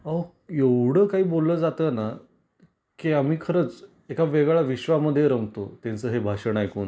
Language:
Marathi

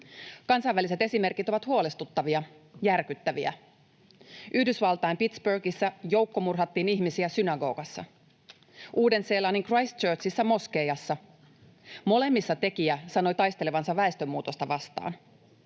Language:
Finnish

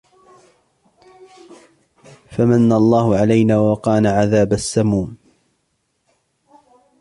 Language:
Arabic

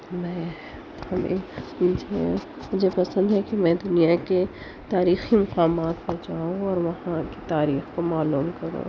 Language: Urdu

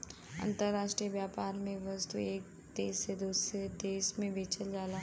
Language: Bhojpuri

